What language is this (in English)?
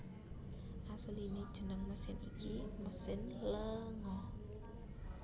Javanese